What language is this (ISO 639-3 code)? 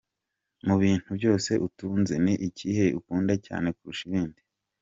kin